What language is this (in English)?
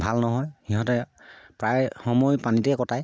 Assamese